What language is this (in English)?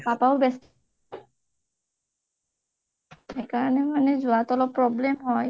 Assamese